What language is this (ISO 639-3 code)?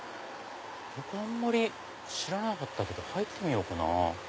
jpn